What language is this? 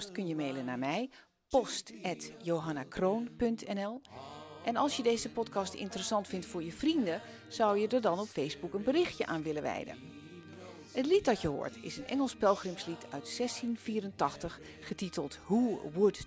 Dutch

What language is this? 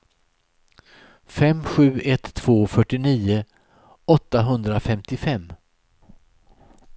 Swedish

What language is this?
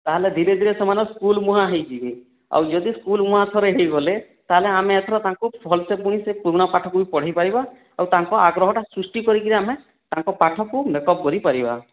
Odia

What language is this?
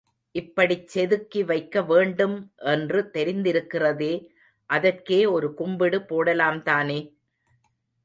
Tamil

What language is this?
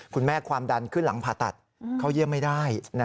Thai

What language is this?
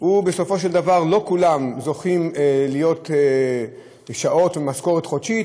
Hebrew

